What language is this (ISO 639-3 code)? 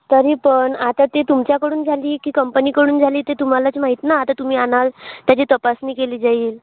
mar